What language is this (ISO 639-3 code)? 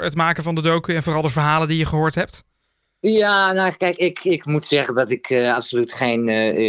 nld